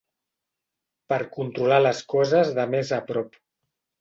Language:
Catalan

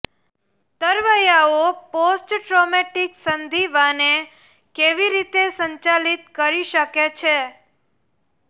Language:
Gujarati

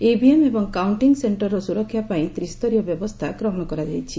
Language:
Odia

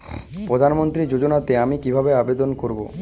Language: Bangla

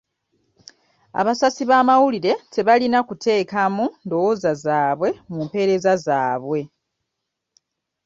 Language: Ganda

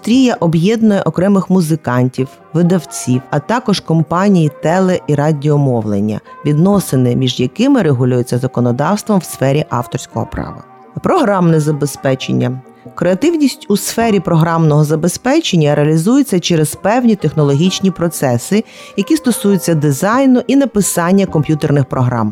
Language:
Ukrainian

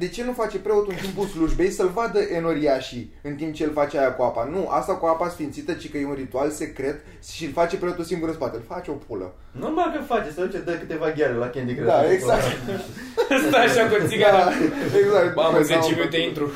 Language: Romanian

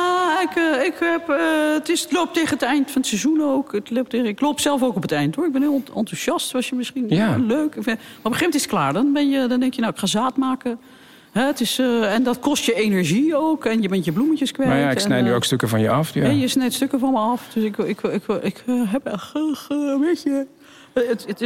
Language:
Dutch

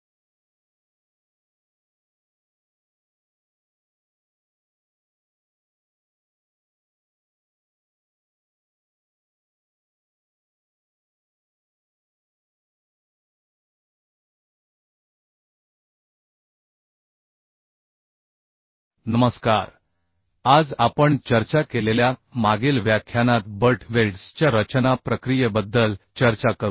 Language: Marathi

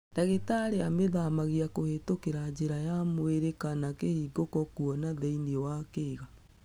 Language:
Kikuyu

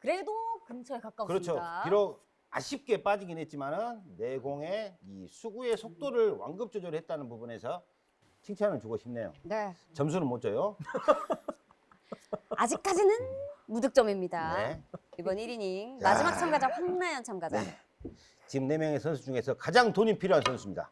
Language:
Korean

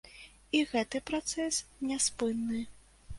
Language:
Belarusian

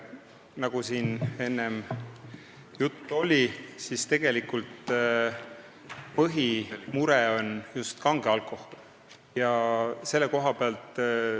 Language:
Estonian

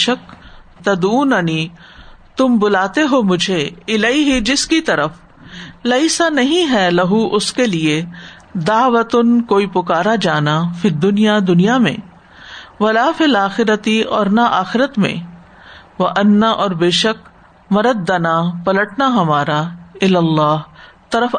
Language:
Urdu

